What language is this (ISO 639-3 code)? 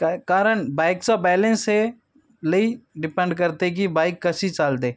mar